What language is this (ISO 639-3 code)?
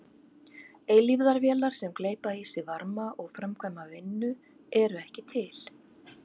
isl